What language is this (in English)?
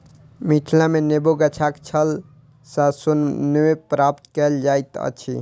Maithili